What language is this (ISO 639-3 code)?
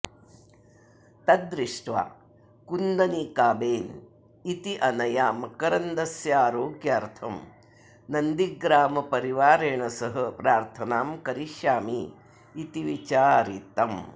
san